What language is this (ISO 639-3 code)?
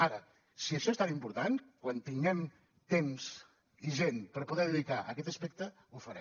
cat